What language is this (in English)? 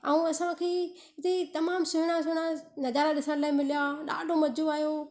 Sindhi